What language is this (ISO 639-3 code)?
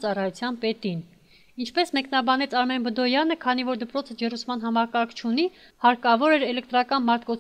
ron